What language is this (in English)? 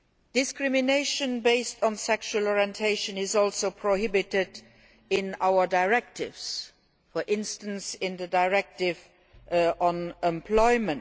English